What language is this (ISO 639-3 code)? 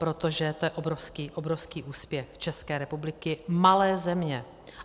ces